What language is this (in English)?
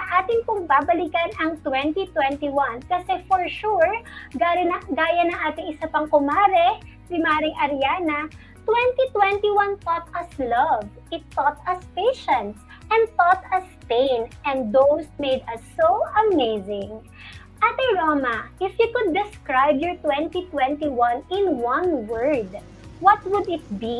Filipino